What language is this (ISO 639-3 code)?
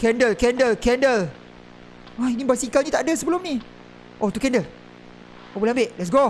msa